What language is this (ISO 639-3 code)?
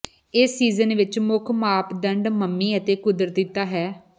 pan